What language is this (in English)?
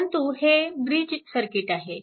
Marathi